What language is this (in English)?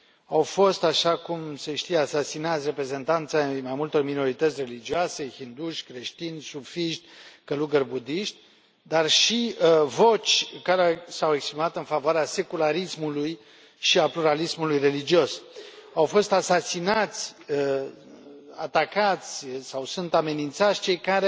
Romanian